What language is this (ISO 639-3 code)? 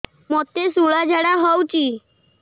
ori